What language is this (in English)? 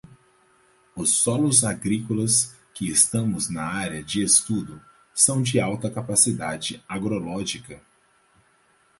Portuguese